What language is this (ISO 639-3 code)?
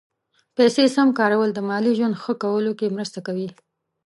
pus